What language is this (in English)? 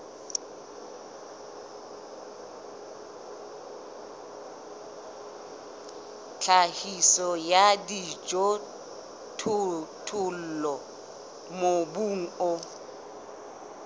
Southern Sotho